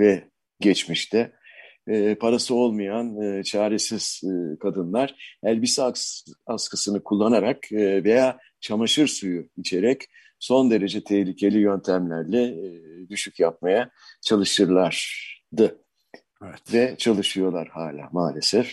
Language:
Turkish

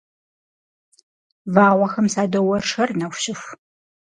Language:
Kabardian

